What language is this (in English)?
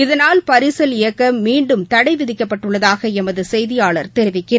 Tamil